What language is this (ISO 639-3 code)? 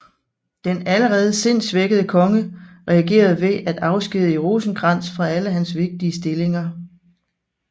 dan